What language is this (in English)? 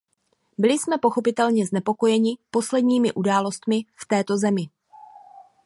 Czech